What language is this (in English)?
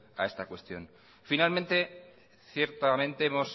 Spanish